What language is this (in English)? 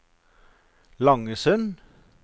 Norwegian